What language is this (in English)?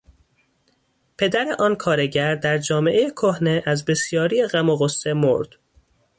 Persian